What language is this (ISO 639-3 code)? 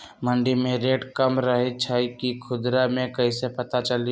mag